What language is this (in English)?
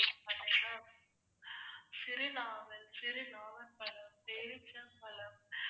Tamil